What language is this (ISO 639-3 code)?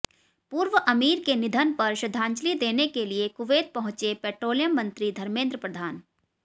hin